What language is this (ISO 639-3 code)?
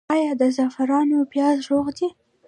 pus